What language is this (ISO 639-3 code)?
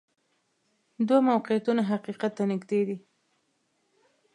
pus